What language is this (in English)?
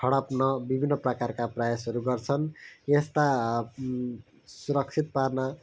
Nepali